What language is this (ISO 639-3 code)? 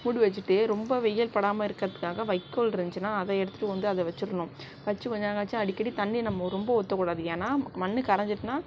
tam